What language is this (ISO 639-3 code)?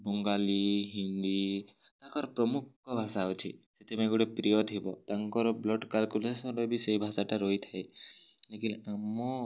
ori